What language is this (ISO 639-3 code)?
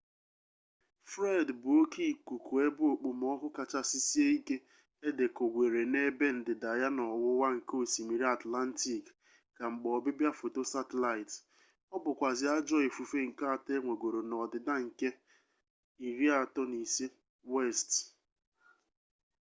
ibo